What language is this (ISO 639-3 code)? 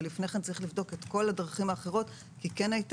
heb